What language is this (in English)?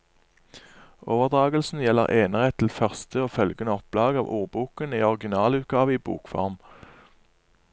Norwegian